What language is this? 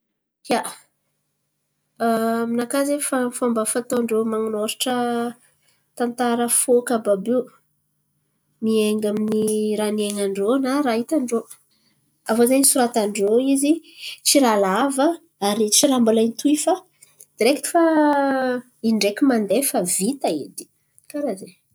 Antankarana Malagasy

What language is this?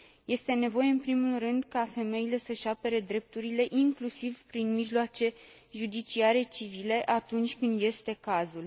Romanian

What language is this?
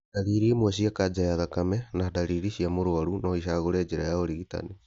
Kikuyu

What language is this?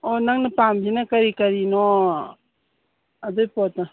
Manipuri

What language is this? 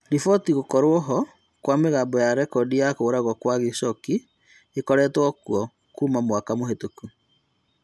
Kikuyu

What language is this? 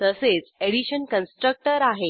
Marathi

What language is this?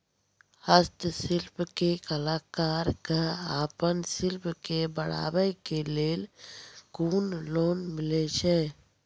Maithili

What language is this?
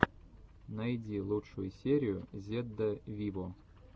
Russian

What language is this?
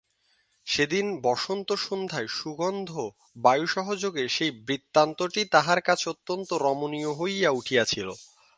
Bangla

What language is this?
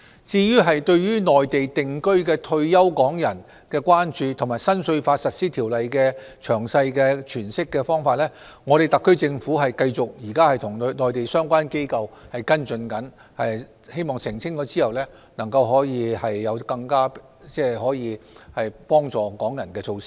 Cantonese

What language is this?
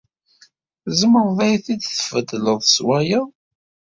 Kabyle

